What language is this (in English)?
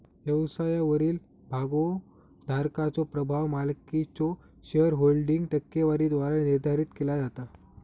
Marathi